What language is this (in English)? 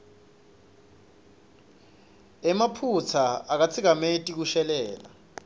Swati